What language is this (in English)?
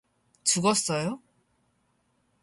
Korean